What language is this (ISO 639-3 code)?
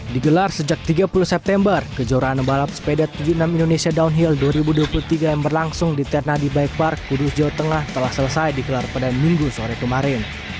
ind